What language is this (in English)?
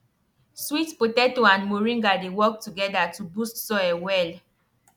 Nigerian Pidgin